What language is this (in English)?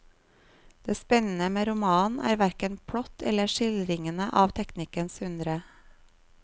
Norwegian